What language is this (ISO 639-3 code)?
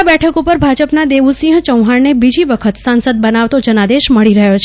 guj